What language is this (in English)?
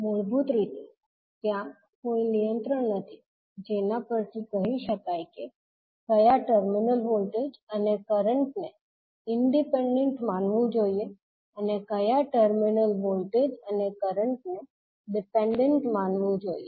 Gujarati